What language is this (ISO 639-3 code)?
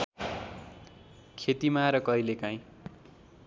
nep